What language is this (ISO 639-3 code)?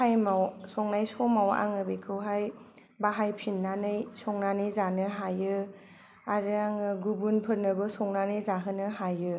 brx